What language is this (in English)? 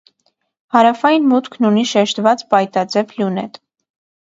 Armenian